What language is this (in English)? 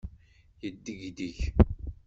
Kabyle